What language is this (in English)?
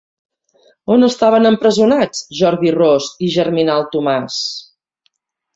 Catalan